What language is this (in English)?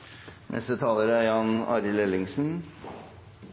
Norwegian Nynorsk